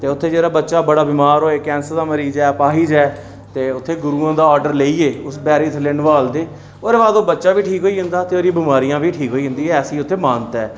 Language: Dogri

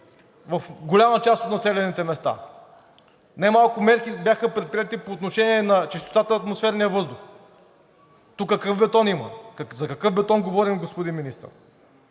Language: Bulgarian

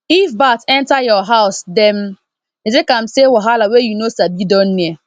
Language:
Nigerian Pidgin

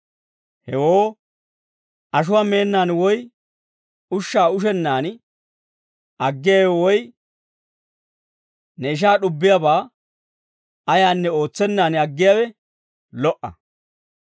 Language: Dawro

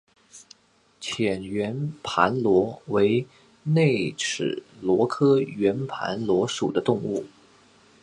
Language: Chinese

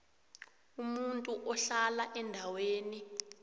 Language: South Ndebele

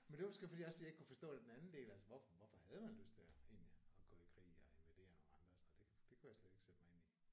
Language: Danish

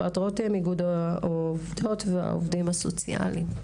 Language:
Hebrew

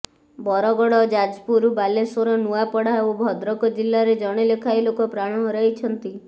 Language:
Odia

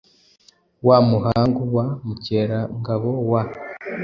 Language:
Kinyarwanda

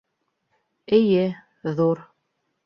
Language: Bashkir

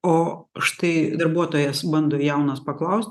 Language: Lithuanian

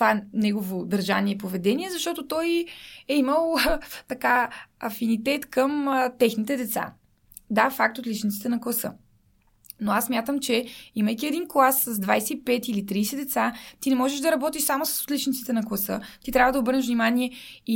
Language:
Bulgarian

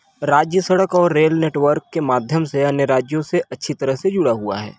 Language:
Hindi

